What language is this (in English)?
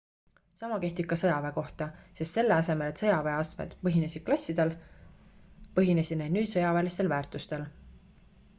Estonian